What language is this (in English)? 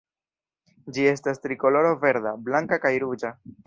Esperanto